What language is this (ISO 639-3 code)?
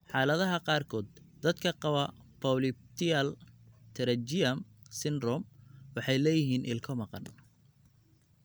som